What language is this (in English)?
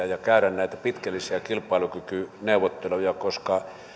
Finnish